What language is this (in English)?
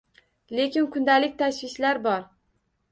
Uzbek